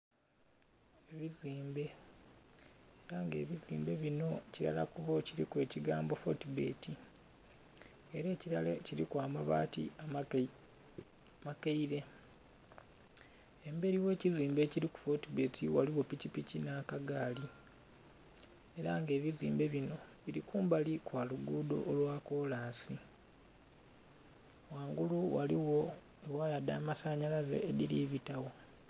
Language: Soga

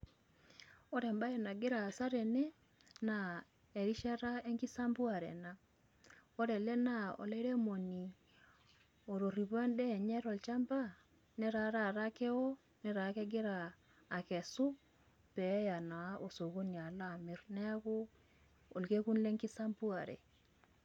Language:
Masai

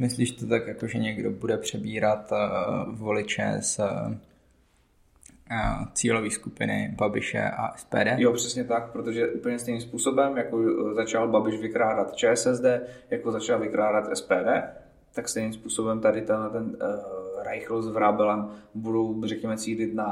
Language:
Czech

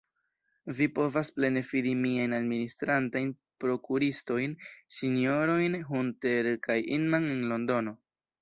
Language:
Esperanto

